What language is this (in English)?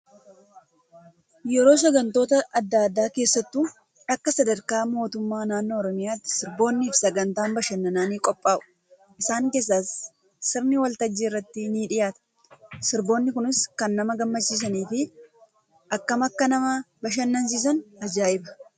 Oromo